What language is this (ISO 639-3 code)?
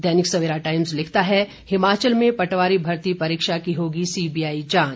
hin